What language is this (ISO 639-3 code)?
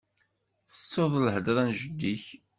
kab